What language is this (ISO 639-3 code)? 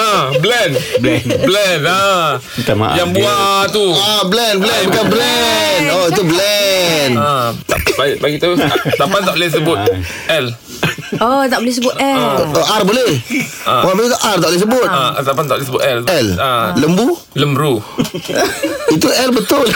msa